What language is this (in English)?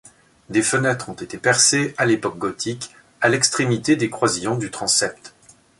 French